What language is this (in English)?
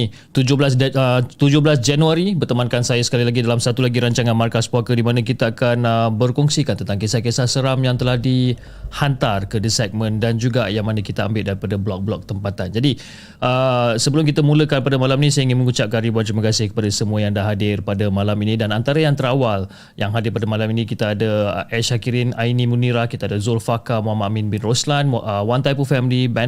Malay